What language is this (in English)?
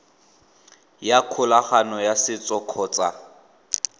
Tswana